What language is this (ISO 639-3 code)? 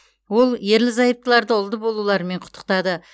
kaz